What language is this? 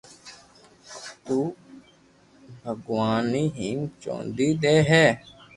Loarki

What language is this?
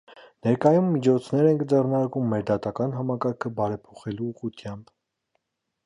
Armenian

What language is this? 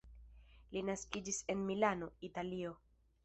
Esperanto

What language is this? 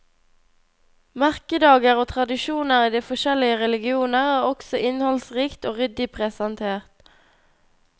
Norwegian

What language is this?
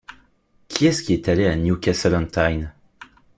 French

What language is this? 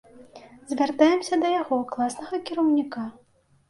Belarusian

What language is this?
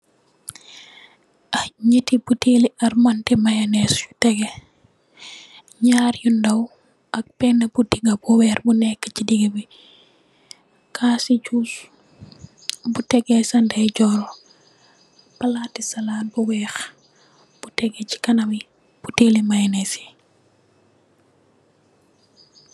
Wolof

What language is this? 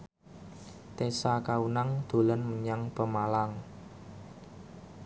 Javanese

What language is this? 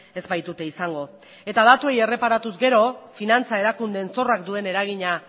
Basque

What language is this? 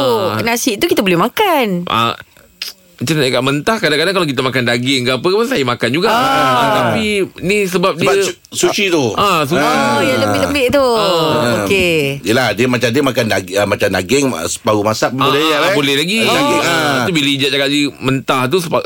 Malay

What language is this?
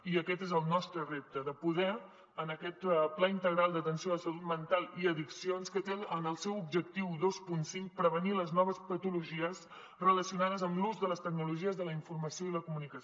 Catalan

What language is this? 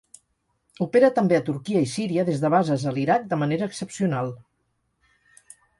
Catalan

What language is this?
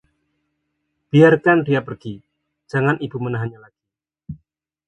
Indonesian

